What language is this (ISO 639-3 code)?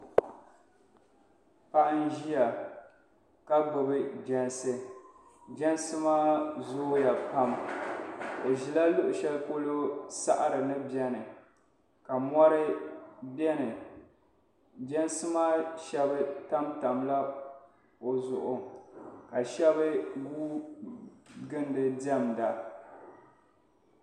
dag